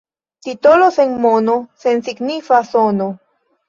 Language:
Esperanto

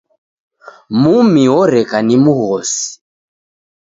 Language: Taita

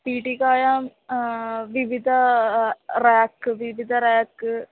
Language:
Sanskrit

